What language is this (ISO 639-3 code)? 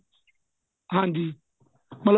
pan